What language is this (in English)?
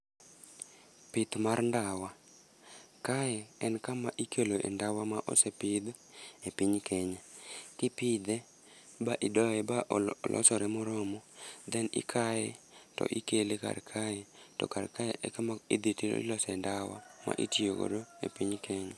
Luo (Kenya and Tanzania)